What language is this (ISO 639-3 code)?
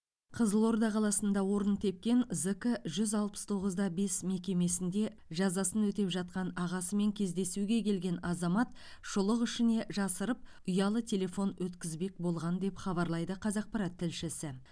kaz